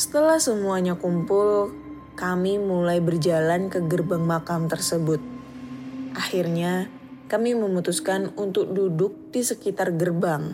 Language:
Indonesian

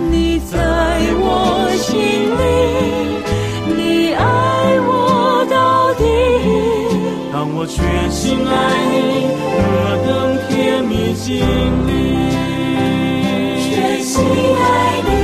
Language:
Chinese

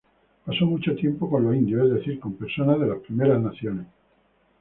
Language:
Spanish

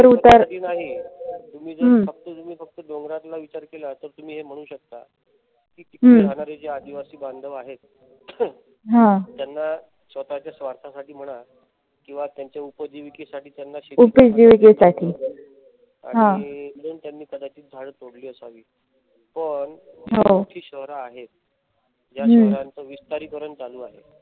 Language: Marathi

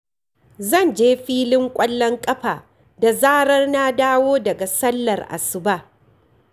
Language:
Hausa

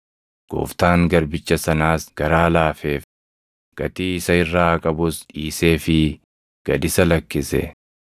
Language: Oromo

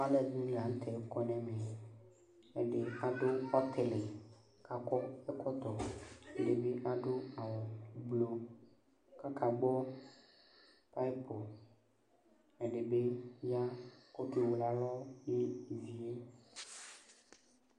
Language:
Ikposo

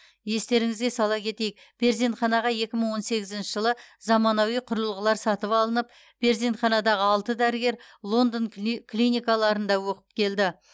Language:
Kazakh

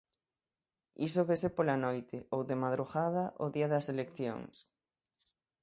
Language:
Galician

